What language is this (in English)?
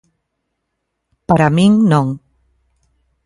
Galician